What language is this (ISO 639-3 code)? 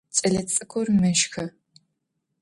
ady